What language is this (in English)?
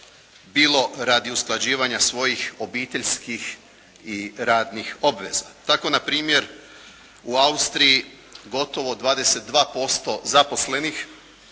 Croatian